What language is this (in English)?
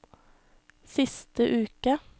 Norwegian